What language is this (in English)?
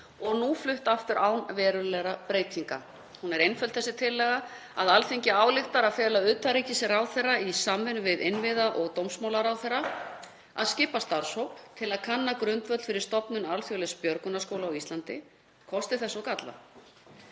Icelandic